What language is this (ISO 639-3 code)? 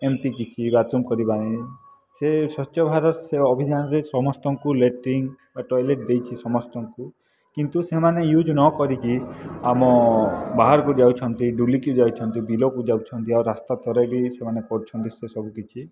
ori